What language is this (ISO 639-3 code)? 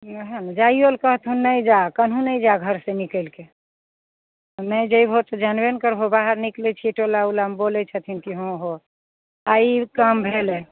mai